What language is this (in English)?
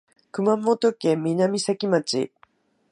Japanese